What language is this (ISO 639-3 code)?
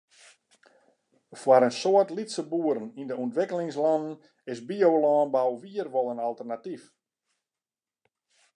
fry